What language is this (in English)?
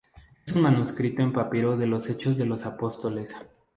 Spanish